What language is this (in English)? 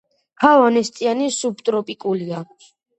Georgian